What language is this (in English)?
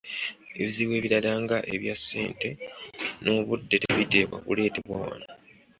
Ganda